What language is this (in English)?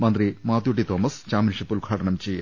Malayalam